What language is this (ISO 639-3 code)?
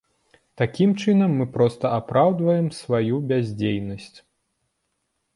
bel